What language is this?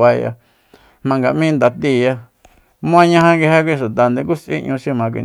Soyaltepec Mazatec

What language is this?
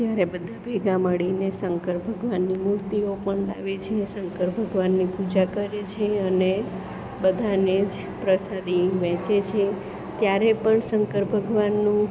Gujarati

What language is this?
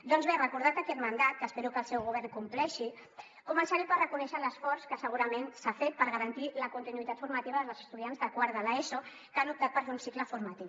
Catalan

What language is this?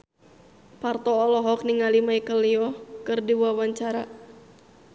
Sundanese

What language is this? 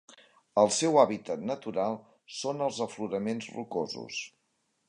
Catalan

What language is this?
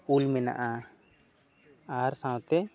Santali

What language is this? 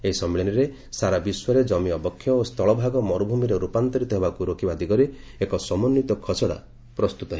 Odia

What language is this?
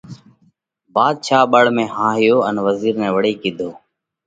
Parkari Koli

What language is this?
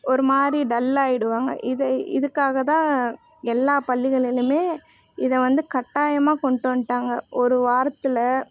Tamil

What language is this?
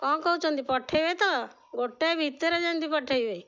Odia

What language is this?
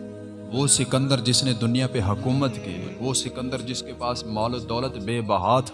Urdu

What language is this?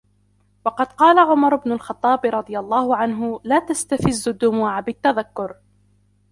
Arabic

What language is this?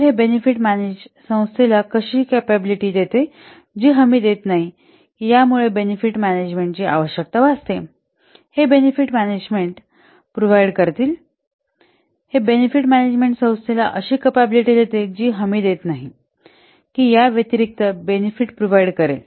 Marathi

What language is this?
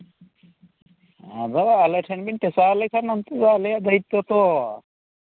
Santali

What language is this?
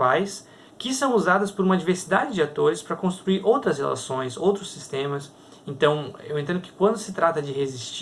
Portuguese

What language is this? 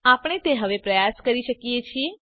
Gujarati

